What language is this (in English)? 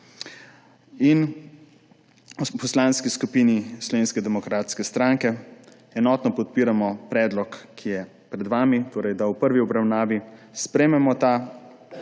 Slovenian